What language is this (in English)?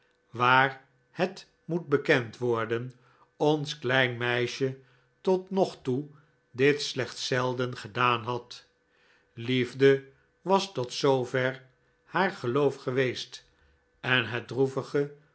Dutch